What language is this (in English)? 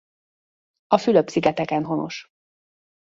Hungarian